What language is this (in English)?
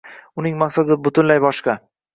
Uzbek